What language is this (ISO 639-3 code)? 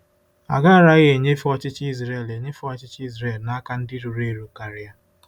ibo